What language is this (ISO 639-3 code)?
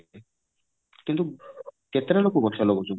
ori